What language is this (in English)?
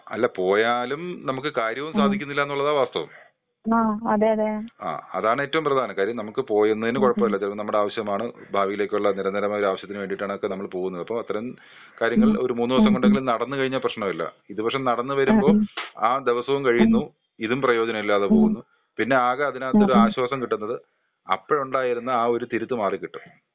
Malayalam